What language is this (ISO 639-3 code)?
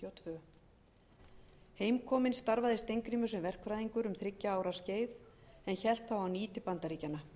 isl